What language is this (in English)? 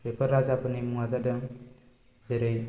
Bodo